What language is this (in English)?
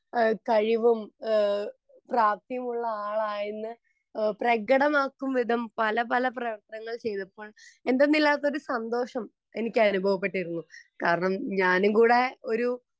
Malayalam